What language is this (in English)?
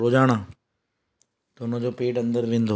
Sindhi